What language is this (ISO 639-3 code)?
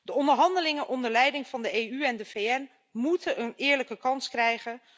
nld